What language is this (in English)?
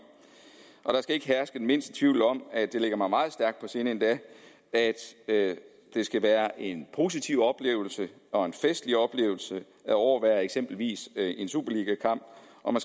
Danish